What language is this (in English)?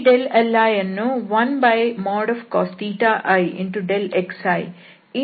Kannada